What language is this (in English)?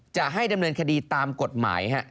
Thai